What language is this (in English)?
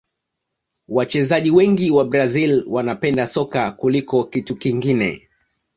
Swahili